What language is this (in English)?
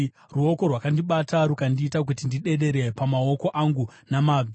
Shona